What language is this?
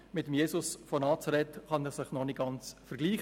Swiss German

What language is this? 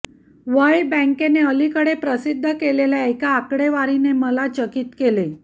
Marathi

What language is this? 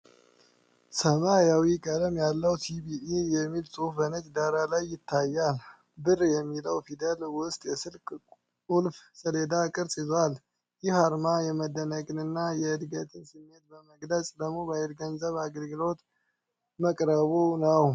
Amharic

